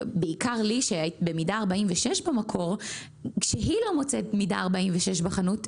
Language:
Hebrew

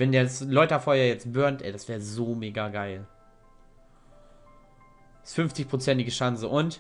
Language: German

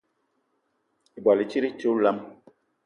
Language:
Eton (Cameroon)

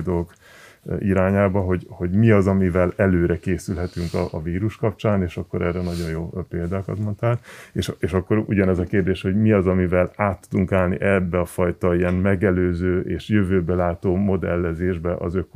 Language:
Hungarian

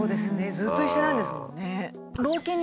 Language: Japanese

